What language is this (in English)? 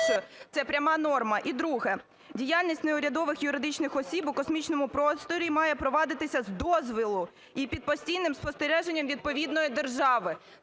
Ukrainian